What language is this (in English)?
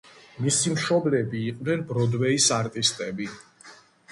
Georgian